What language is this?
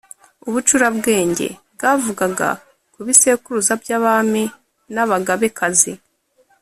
Kinyarwanda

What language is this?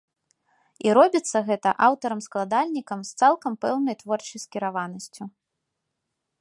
Belarusian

